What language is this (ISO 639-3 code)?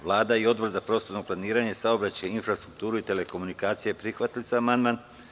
srp